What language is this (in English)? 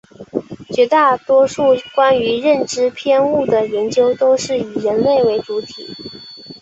Chinese